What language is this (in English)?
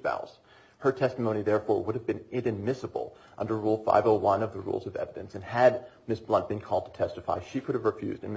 English